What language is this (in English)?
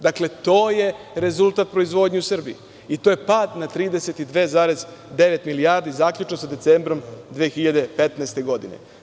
Serbian